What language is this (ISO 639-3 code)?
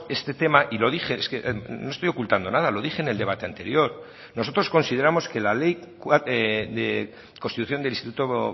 spa